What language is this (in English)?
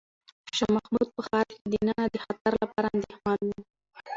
Pashto